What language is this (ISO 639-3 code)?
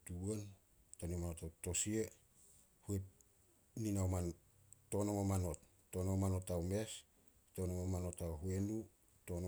sol